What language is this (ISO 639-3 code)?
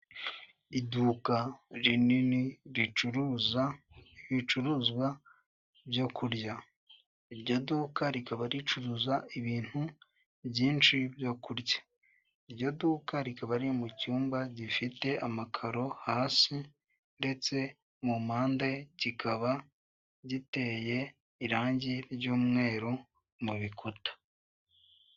kin